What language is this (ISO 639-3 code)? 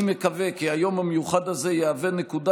heb